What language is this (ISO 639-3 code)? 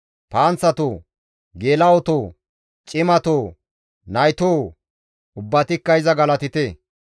gmv